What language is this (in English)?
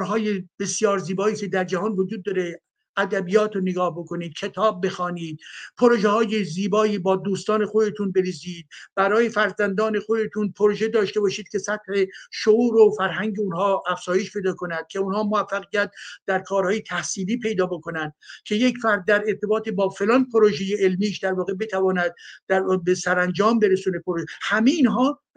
Persian